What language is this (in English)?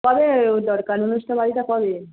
Bangla